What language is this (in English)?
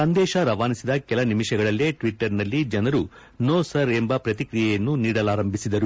Kannada